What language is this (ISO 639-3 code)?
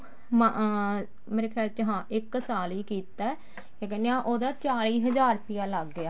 pan